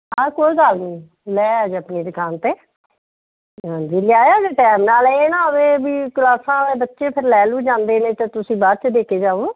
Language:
Punjabi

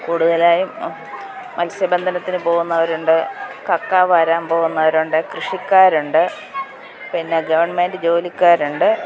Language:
Malayalam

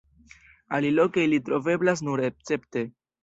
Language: Esperanto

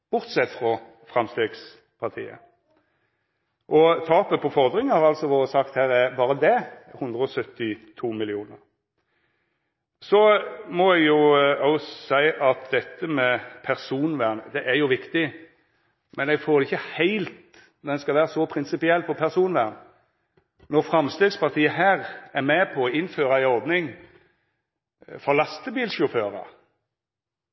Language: Norwegian Nynorsk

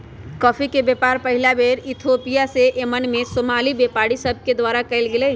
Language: Magahi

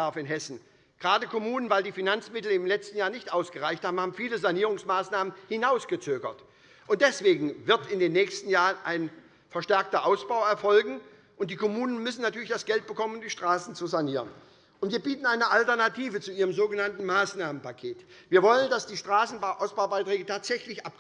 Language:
German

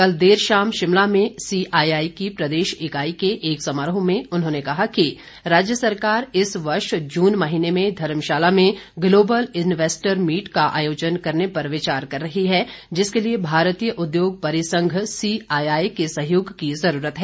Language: Hindi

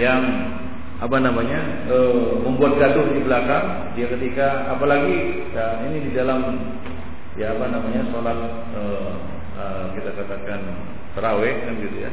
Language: Malay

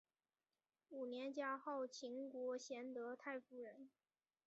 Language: Chinese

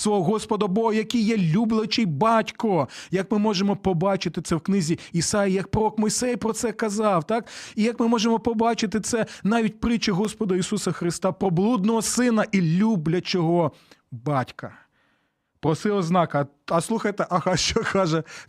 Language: Ukrainian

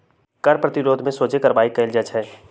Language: Magahi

